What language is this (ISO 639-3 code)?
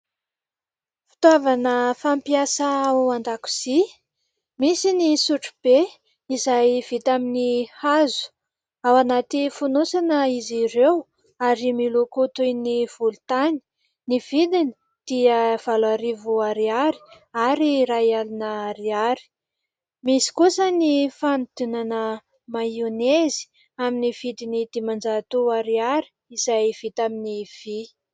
mlg